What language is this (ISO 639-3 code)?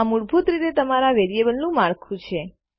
guj